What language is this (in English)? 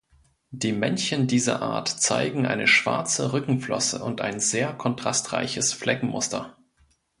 German